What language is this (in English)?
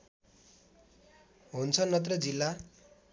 Nepali